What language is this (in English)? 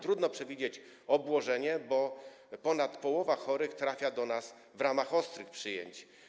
Polish